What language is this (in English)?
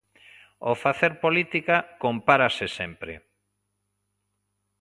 Galician